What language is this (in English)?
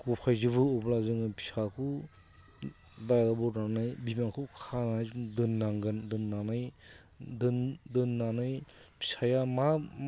Bodo